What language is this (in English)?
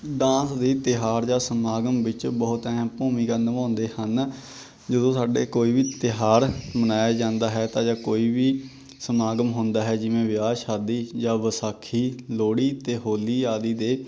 Punjabi